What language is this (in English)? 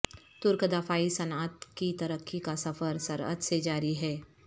Urdu